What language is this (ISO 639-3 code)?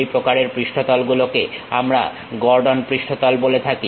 ben